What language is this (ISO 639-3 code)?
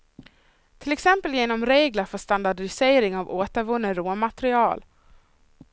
swe